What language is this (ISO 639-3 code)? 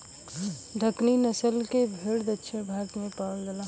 bho